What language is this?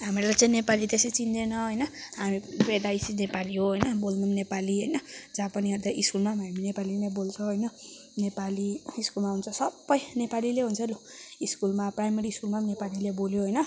Nepali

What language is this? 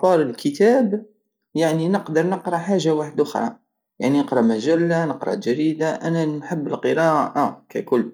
Algerian Saharan Arabic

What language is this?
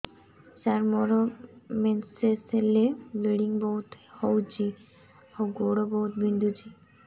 Odia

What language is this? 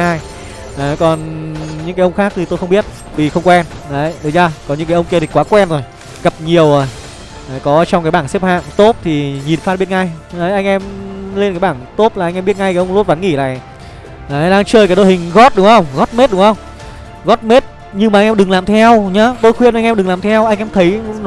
Vietnamese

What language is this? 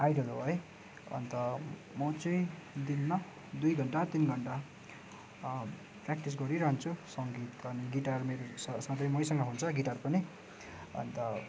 Nepali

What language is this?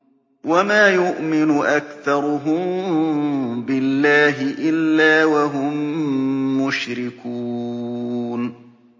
Arabic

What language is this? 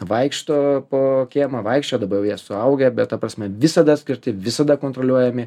Lithuanian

